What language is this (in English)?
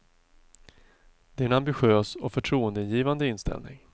Swedish